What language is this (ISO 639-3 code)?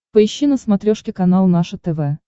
rus